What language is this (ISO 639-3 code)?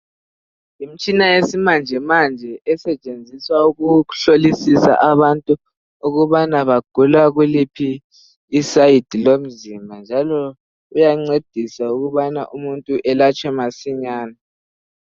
nde